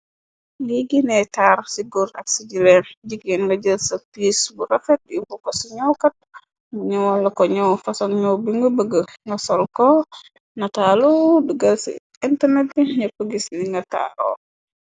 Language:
Wolof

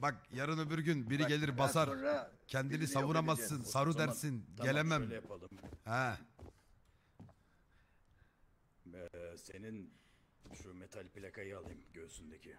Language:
Turkish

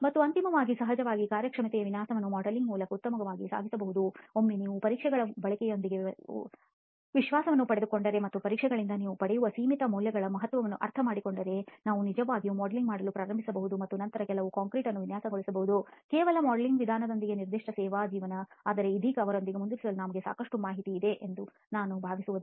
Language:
Kannada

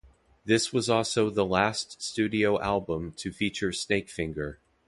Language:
English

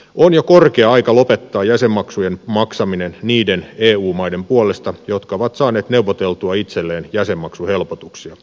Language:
Finnish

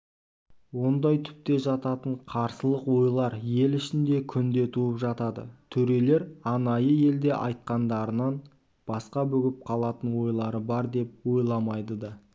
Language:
Kazakh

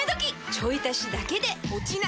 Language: Japanese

